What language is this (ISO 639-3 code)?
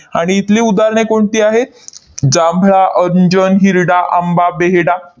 mar